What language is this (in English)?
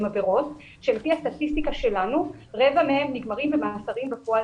Hebrew